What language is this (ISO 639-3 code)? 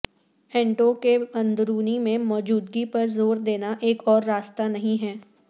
urd